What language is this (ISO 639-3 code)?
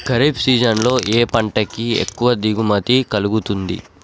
tel